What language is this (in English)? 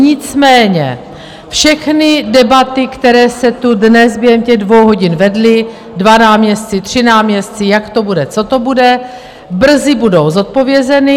Czech